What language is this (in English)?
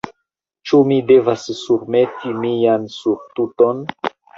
Esperanto